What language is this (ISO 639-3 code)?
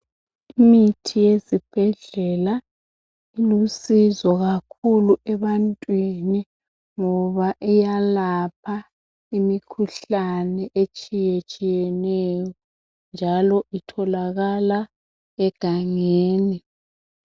nde